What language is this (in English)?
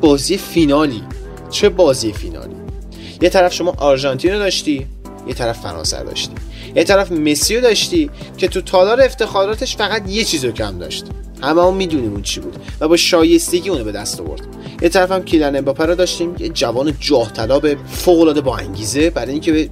Persian